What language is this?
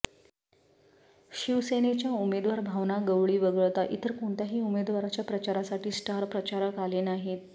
Marathi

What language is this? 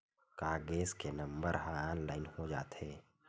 Chhattisgarhi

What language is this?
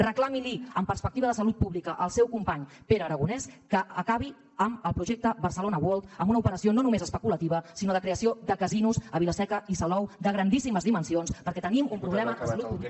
Catalan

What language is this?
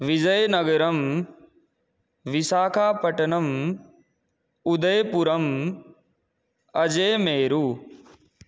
Sanskrit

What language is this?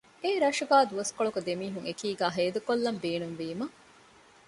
Divehi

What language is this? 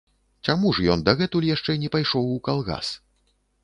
Belarusian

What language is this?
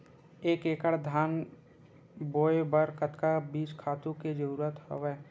Chhattisgarhi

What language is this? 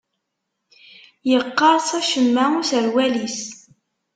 Kabyle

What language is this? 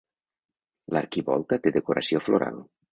Catalan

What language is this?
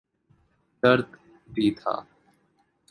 Urdu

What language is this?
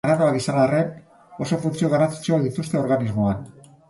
Basque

